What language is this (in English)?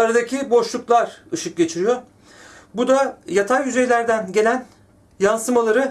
Turkish